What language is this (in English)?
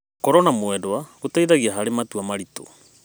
Kikuyu